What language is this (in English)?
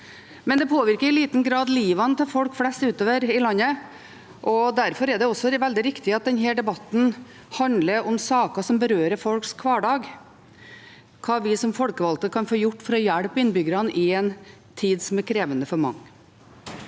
Norwegian